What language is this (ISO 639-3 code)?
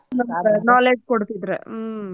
kan